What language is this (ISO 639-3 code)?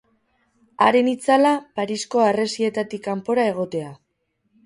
eus